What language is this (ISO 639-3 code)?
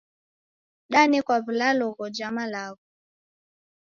dav